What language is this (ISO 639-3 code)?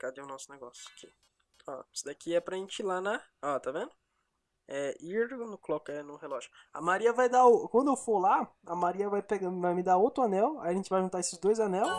por